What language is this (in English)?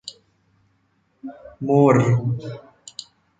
Persian